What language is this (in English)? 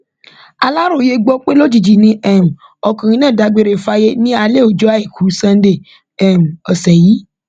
Yoruba